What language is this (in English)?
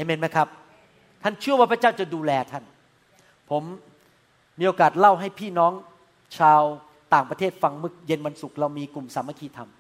Thai